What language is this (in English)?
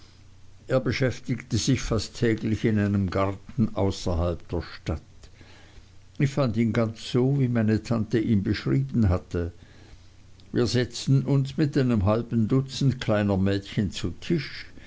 German